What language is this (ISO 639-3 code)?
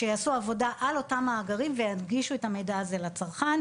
heb